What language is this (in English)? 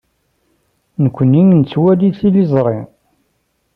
Kabyle